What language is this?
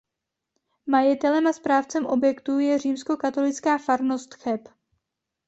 Czech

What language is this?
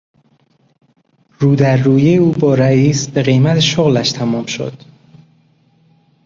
Persian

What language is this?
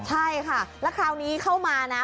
Thai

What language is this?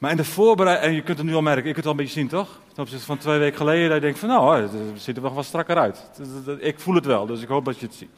Dutch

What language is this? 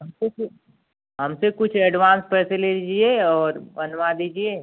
Hindi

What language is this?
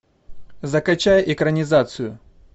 Russian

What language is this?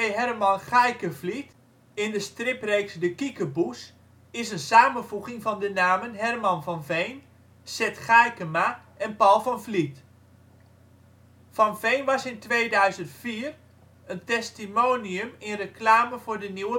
Dutch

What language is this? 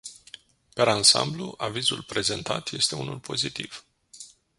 Romanian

